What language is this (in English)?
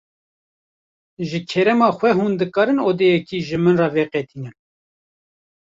Kurdish